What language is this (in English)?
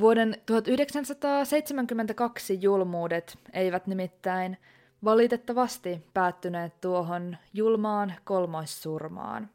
Finnish